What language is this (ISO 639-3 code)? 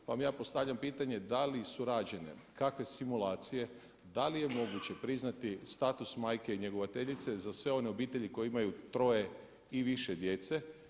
hrv